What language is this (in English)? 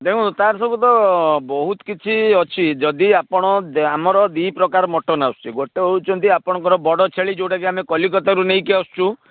Odia